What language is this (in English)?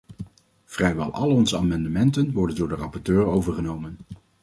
Dutch